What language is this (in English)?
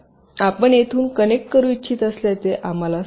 Marathi